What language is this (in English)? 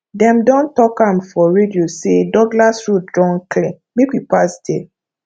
Nigerian Pidgin